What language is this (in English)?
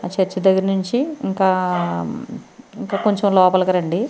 Telugu